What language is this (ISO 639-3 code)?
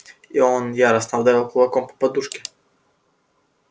rus